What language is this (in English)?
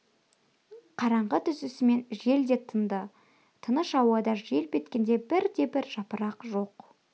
Kazakh